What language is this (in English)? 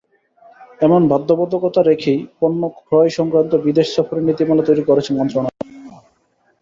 Bangla